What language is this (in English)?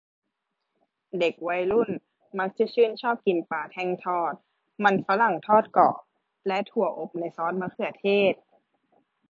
Thai